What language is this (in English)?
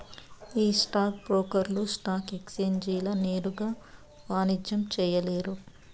Telugu